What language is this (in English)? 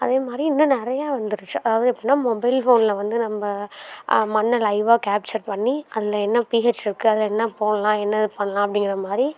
Tamil